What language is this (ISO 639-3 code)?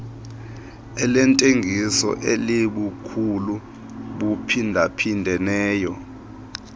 xho